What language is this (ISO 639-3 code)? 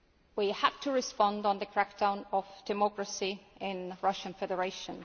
eng